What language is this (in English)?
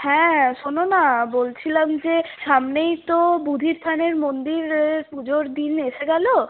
Bangla